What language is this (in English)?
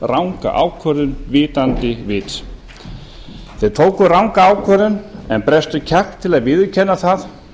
Icelandic